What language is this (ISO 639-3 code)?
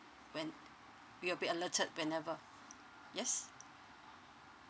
eng